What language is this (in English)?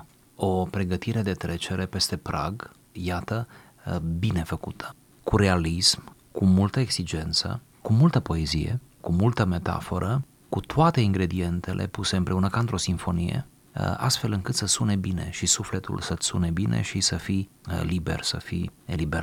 Romanian